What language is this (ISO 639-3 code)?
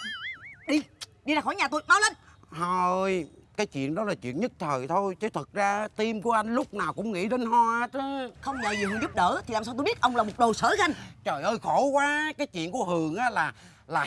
vie